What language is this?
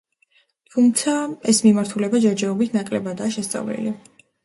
Georgian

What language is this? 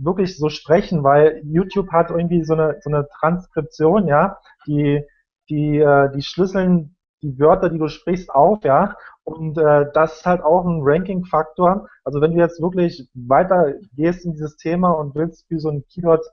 German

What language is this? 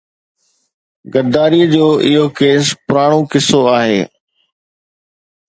Sindhi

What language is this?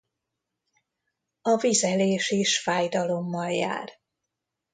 Hungarian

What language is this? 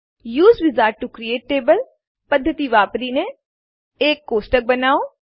Gujarati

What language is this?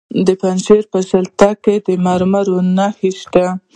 Pashto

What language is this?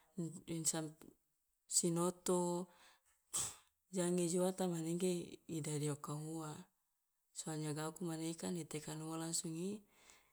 Loloda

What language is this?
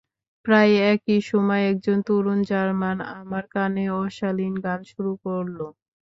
Bangla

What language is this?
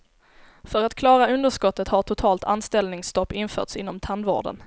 Swedish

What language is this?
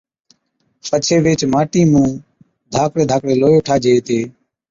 Od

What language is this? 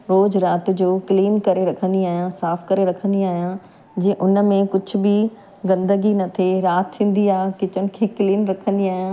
Sindhi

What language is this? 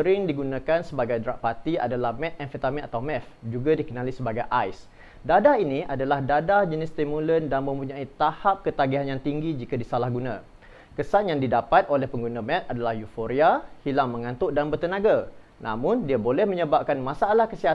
Malay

